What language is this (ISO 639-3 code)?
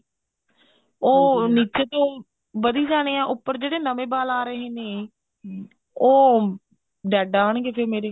pan